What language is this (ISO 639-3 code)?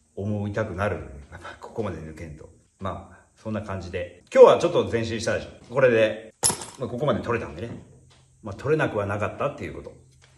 jpn